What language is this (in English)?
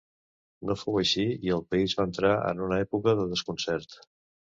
Catalan